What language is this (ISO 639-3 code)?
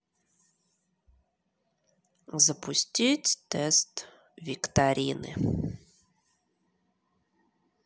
rus